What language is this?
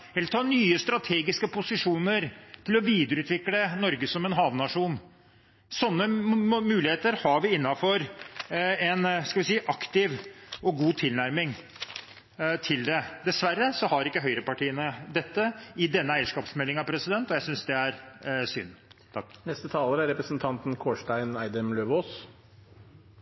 Norwegian Bokmål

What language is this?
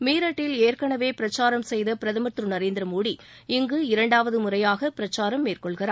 Tamil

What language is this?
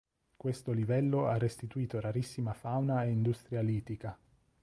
Italian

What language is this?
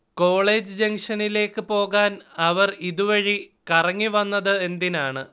Malayalam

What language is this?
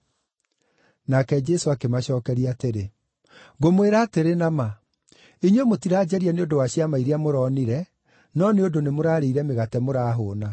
Kikuyu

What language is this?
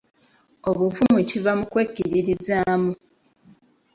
Ganda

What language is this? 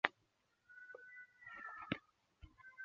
Chinese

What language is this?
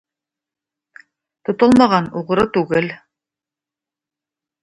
Tatar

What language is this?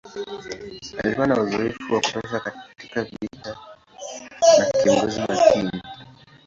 Swahili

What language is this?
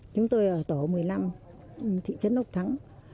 Vietnamese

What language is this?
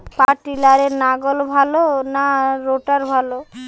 Bangla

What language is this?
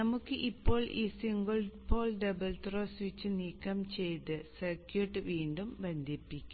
Malayalam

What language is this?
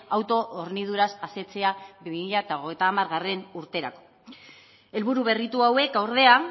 Basque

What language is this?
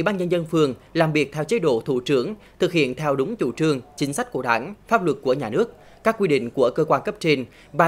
Vietnamese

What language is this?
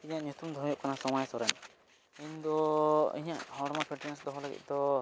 Santali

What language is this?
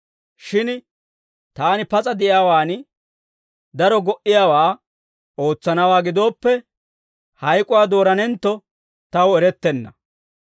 Dawro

